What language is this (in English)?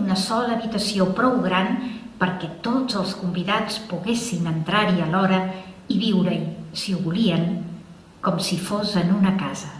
Catalan